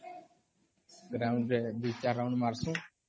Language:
Odia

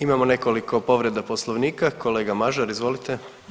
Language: Croatian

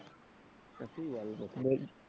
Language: Bangla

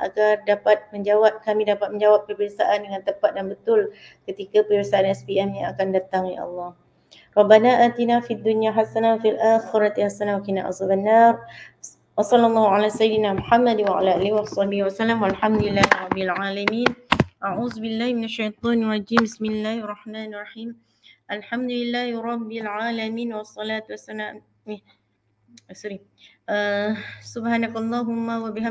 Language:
Malay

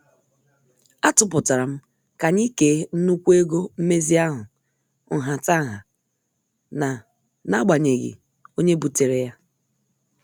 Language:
Igbo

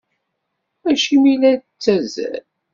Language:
Kabyle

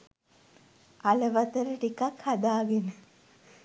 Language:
Sinhala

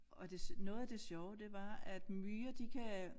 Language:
Danish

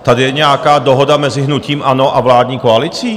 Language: Czech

